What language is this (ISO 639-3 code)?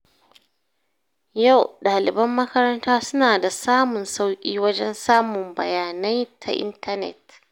hau